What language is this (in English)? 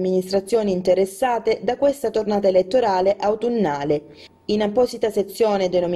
Italian